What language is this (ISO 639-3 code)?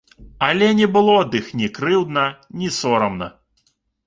bel